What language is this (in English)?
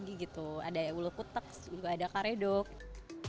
Indonesian